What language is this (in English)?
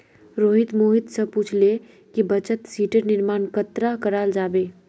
Magahi